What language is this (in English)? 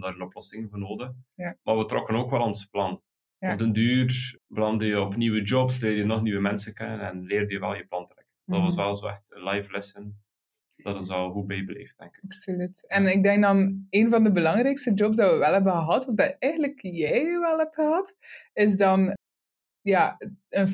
Dutch